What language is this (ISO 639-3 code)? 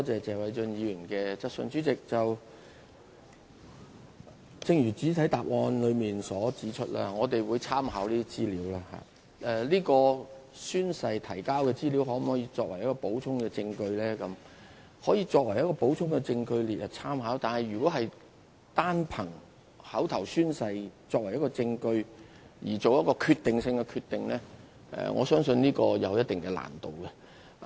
yue